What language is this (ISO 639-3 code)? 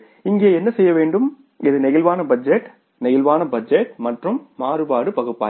tam